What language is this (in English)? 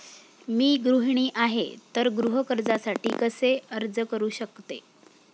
Marathi